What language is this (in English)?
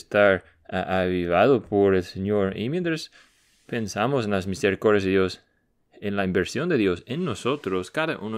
Spanish